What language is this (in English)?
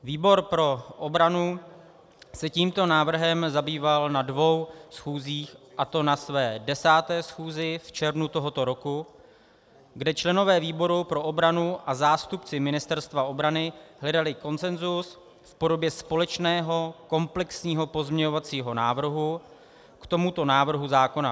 Czech